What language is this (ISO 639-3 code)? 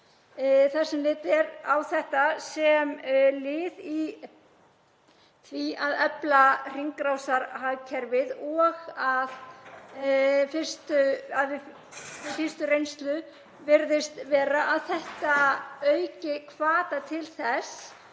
isl